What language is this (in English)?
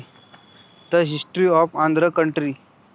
Marathi